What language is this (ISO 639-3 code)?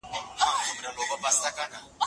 pus